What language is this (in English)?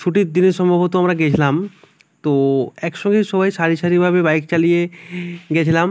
Bangla